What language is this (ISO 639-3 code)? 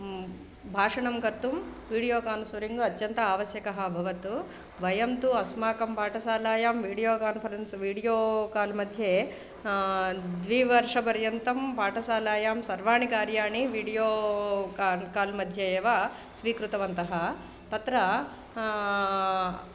san